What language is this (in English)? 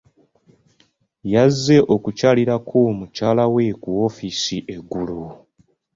Ganda